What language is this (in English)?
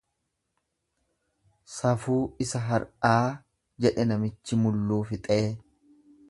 Oromo